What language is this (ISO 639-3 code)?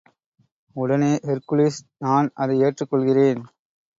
tam